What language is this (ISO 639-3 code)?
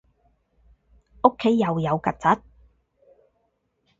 yue